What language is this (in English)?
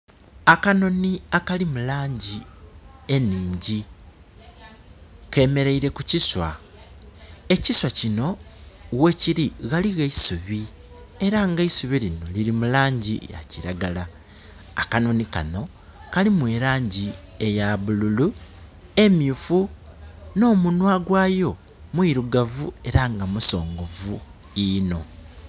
Soga